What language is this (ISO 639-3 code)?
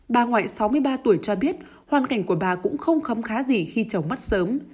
vie